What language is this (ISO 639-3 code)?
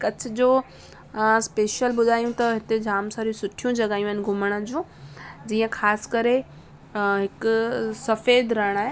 snd